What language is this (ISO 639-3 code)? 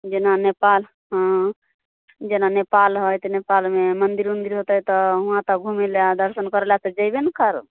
mai